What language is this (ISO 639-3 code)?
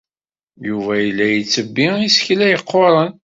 kab